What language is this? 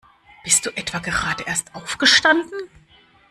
German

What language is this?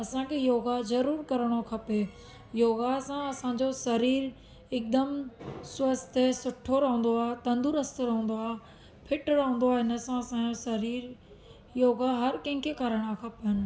Sindhi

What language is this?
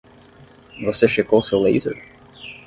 Portuguese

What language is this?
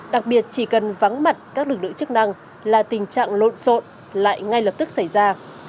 Vietnamese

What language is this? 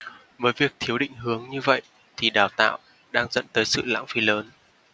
Vietnamese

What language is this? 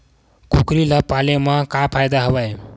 Chhattisgarhi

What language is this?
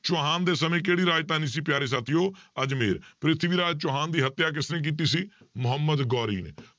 Punjabi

